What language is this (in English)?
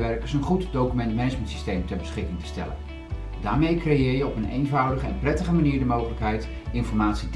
Dutch